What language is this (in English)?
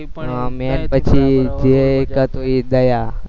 Gujarati